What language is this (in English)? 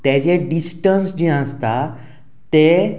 Konkani